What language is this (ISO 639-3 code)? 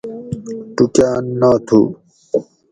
gwc